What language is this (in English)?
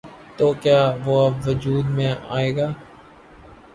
Urdu